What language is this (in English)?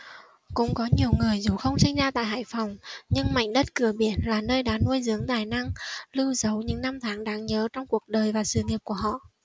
Vietnamese